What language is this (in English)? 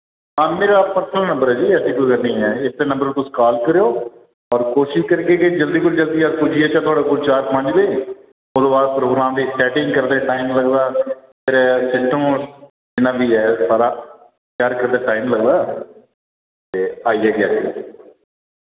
Dogri